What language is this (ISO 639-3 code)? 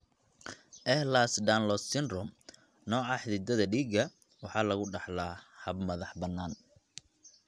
som